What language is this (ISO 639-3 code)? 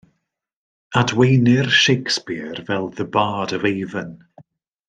cym